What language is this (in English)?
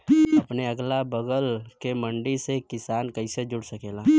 Bhojpuri